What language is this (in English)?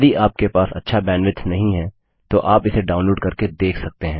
Hindi